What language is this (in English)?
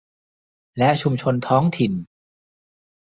Thai